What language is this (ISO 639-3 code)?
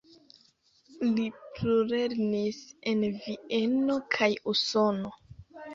epo